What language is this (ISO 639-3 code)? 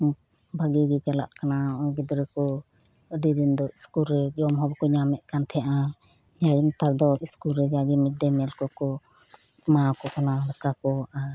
sat